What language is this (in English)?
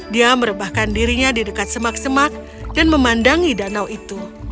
Indonesian